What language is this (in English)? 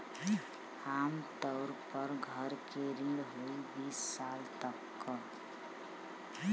Bhojpuri